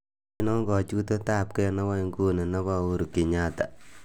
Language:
Kalenjin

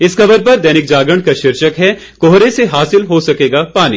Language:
Hindi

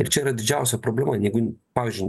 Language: Lithuanian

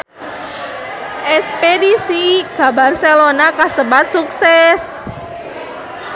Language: Sundanese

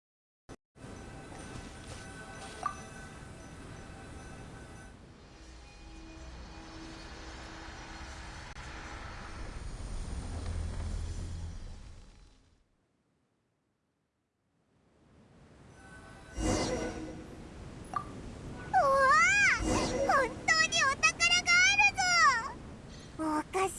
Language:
Japanese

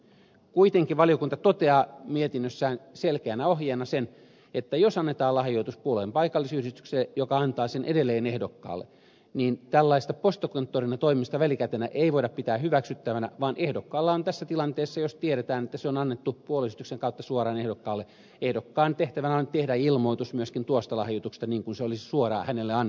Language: Finnish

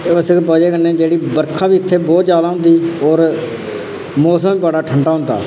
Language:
Dogri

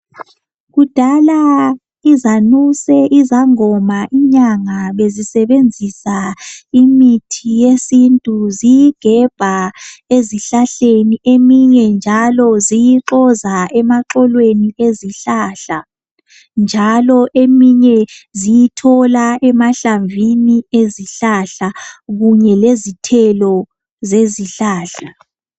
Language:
North Ndebele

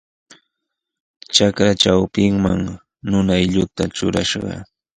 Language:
Sihuas Ancash Quechua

